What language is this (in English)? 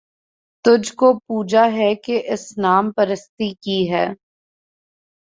Urdu